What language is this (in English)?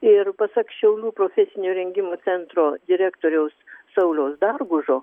Lithuanian